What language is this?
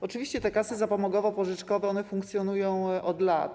Polish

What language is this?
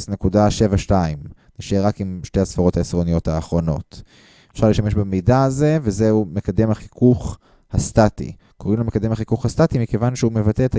Hebrew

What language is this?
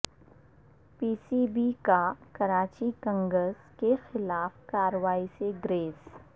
Urdu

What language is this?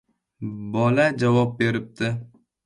Uzbek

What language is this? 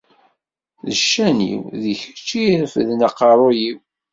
Kabyle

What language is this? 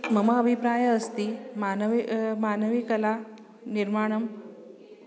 Sanskrit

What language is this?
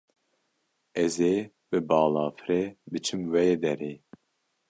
Kurdish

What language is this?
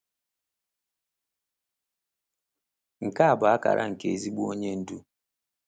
Igbo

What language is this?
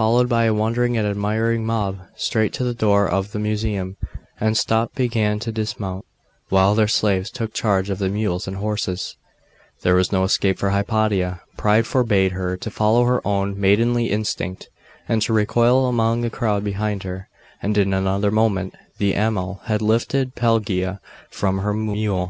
English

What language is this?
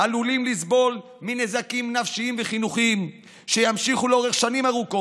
Hebrew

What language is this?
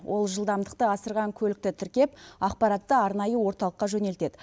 Kazakh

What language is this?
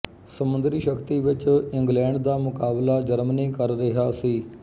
Punjabi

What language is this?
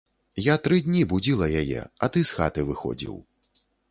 Belarusian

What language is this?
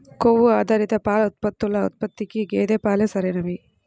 Telugu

